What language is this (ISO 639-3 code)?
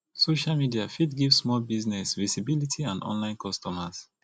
pcm